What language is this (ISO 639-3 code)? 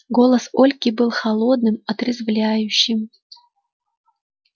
rus